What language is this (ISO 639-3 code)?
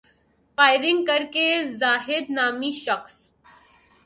urd